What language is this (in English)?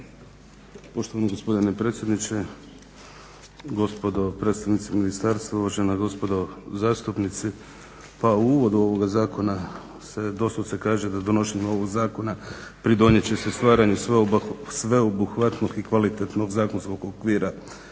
Croatian